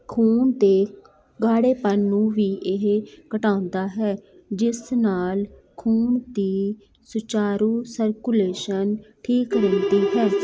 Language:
Punjabi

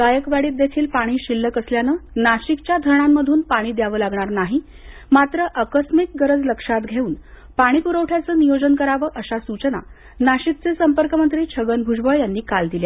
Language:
Marathi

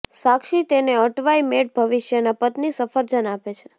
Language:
Gujarati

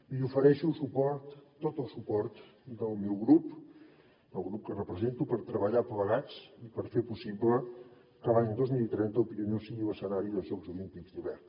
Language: Catalan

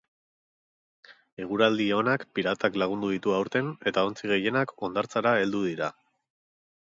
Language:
Basque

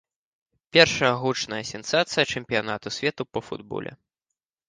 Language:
Belarusian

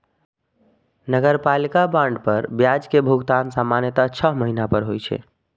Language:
Maithili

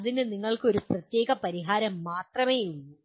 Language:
Malayalam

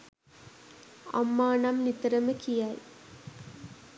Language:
Sinhala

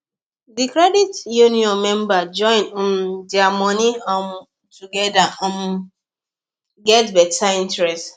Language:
Nigerian Pidgin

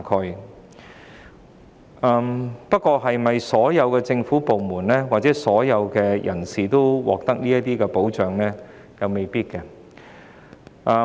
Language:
Cantonese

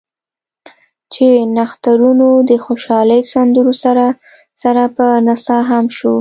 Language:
Pashto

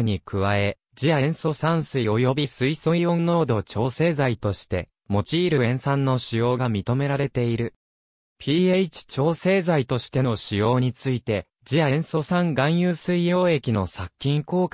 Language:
Japanese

